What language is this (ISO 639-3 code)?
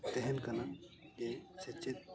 sat